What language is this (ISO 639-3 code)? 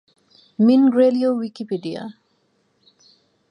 ben